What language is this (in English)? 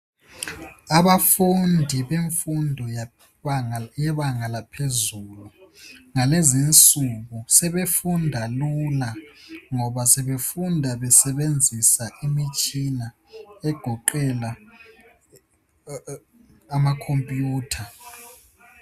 North Ndebele